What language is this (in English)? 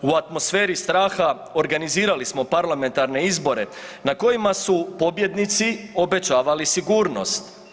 Croatian